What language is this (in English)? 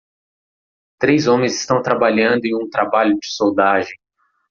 Portuguese